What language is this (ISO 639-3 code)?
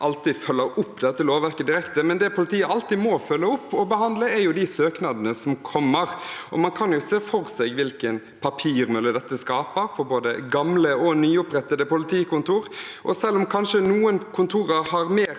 nor